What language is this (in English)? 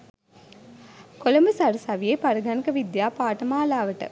Sinhala